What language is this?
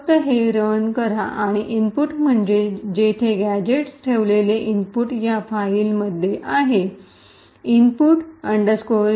Marathi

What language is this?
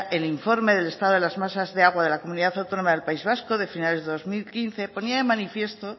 Spanish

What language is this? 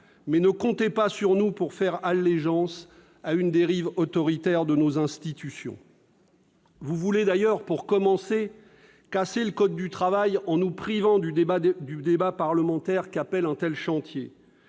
French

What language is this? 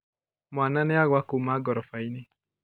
Kikuyu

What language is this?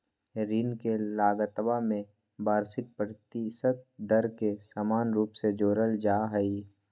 Magahi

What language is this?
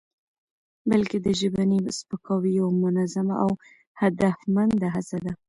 Pashto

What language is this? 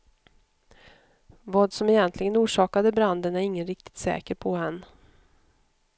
Swedish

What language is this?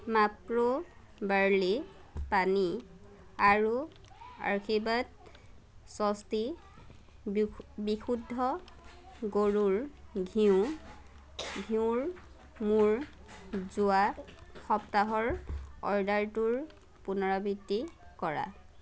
Assamese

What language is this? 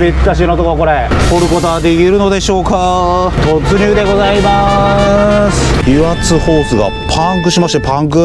Japanese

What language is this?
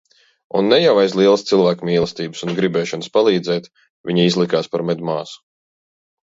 Latvian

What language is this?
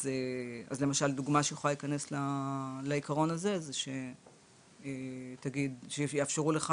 Hebrew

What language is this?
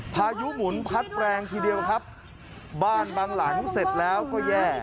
Thai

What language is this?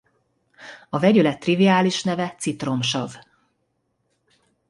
Hungarian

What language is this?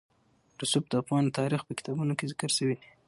Pashto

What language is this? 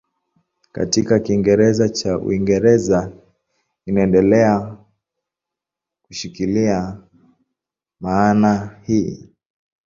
Swahili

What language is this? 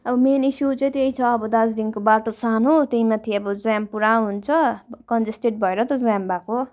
Nepali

